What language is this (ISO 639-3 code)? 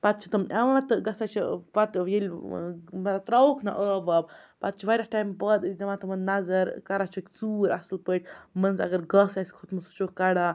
kas